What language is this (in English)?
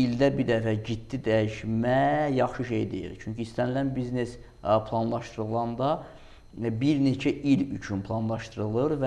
Azerbaijani